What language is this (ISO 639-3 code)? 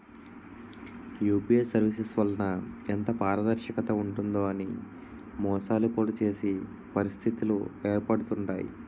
tel